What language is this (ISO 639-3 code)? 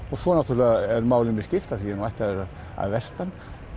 isl